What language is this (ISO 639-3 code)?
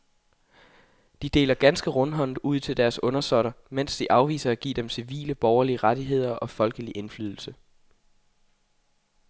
dan